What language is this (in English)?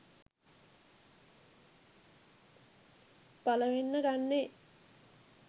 Sinhala